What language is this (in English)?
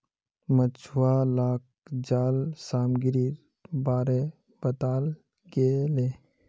Magahi